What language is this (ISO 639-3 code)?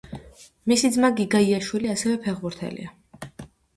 kat